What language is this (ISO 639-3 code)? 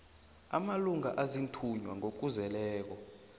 nbl